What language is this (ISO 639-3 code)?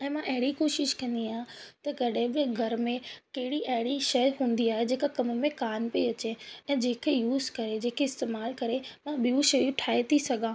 snd